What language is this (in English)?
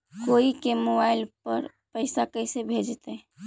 Magahi